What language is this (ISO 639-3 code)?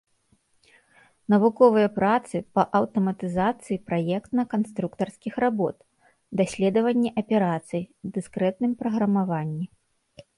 bel